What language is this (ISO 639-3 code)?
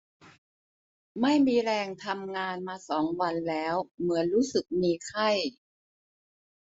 tha